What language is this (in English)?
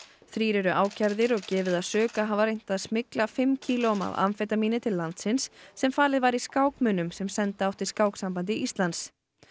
Icelandic